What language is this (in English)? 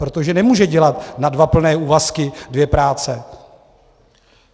Czech